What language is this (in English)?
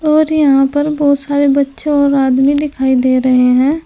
Hindi